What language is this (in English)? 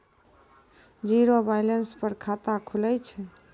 Maithili